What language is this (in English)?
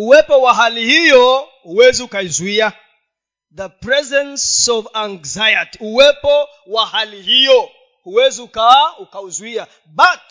Swahili